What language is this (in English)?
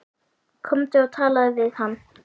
Icelandic